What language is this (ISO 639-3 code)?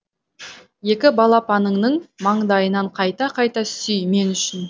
kaz